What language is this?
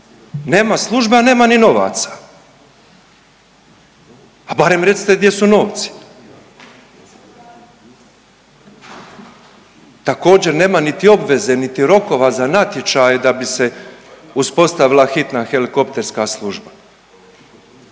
Croatian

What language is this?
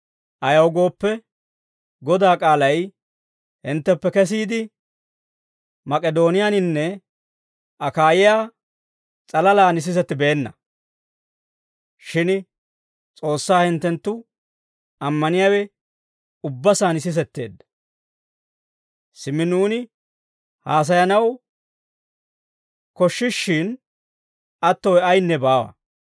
Dawro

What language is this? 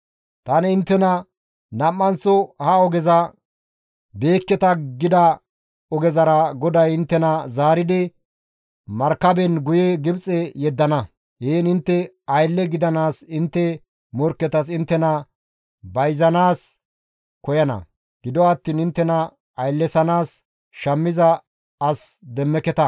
Gamo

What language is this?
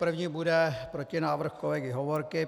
Czech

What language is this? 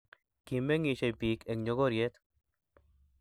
Kalenjin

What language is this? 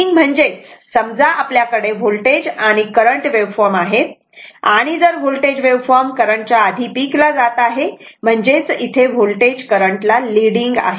Marathi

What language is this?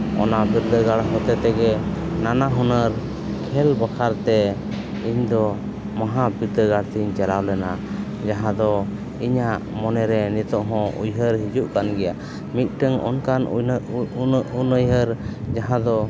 Santali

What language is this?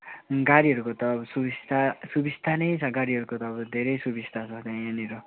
Nepali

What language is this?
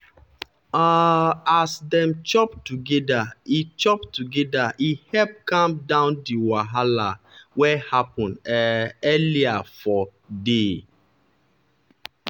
Nigerian Pidgin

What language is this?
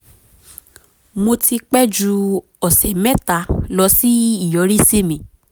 Yoruba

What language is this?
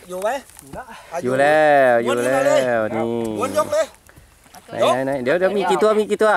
Thai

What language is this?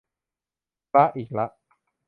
Thai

